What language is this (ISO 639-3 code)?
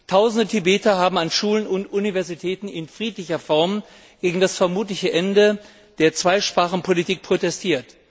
deu